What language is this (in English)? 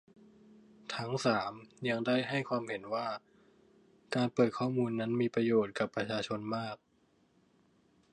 Thai